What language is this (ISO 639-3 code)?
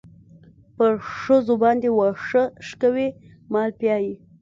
pus